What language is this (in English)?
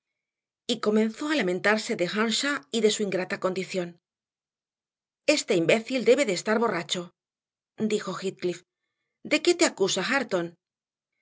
Spanish